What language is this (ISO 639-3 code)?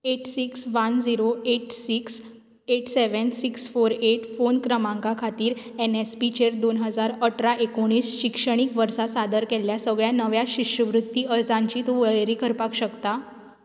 kok